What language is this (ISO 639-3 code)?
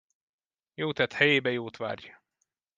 hun